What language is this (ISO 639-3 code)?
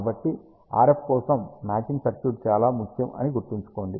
tel